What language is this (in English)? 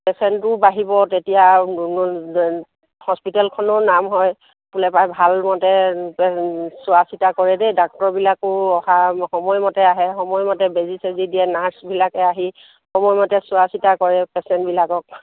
Assamese